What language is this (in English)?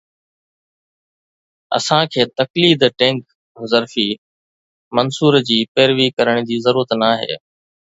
Sindhi